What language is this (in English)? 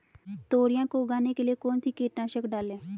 Hindi